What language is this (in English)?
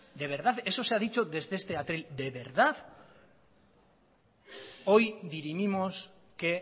Spanish